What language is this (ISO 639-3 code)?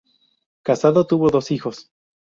spa